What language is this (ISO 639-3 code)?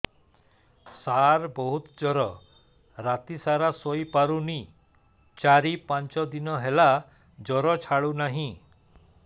ori